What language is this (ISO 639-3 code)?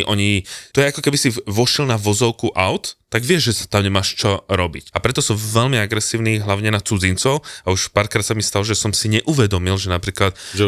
slk